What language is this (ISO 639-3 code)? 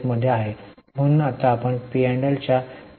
mar